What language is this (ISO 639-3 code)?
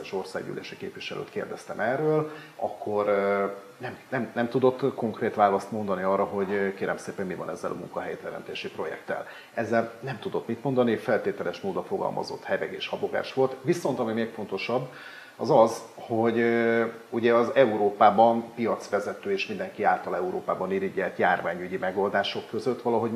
hun